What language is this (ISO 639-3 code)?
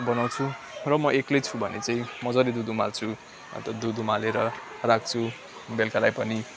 nep